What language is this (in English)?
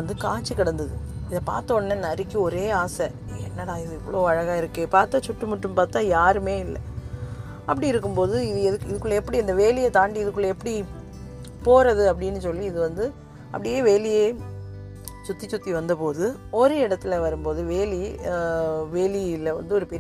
Tamil